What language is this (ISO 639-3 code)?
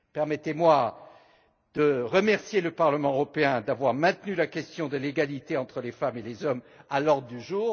fra